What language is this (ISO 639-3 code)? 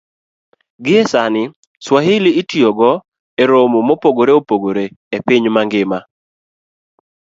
luo